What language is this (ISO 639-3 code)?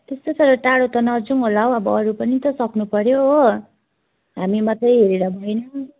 nep